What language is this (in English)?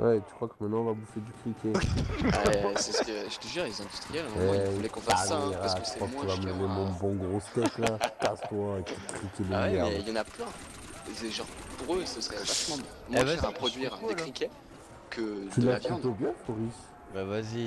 French